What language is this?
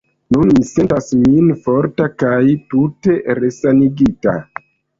Esperanto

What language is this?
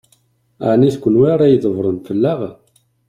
Kabyle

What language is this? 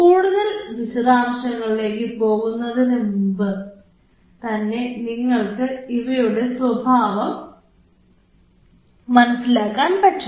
Malayalam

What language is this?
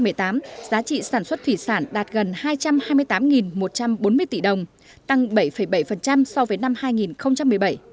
Vietnamese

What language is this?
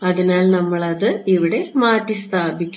Malayalam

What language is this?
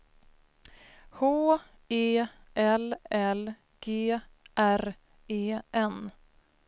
Swedish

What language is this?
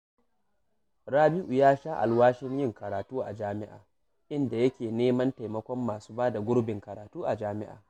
Hausa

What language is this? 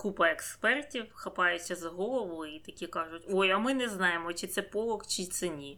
Ukrainian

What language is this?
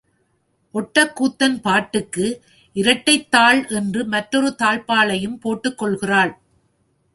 Tamil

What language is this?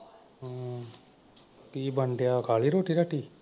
Punjabi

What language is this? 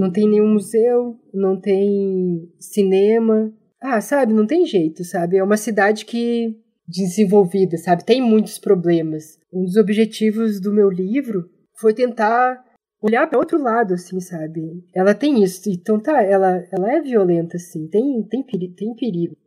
Portuguese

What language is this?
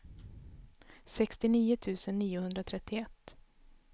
Swedish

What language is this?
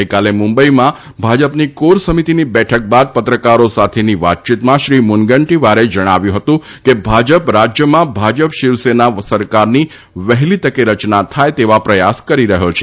Gujarati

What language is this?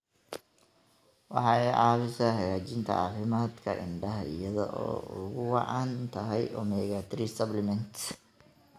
Somali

